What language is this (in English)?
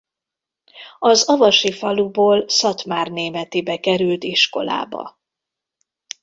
Hungarian